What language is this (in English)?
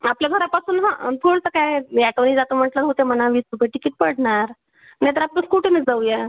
Marathi